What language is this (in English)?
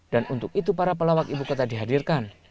Indonesian